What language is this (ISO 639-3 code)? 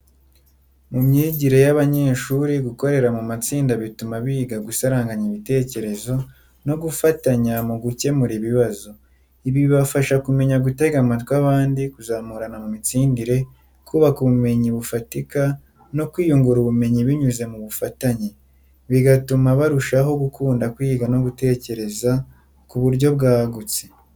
kin